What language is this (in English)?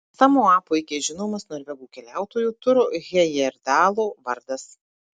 Lithuanian